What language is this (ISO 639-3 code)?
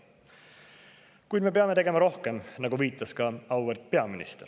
est